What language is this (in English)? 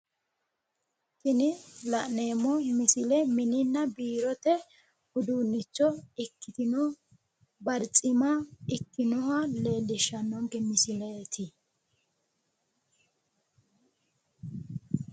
Sidamo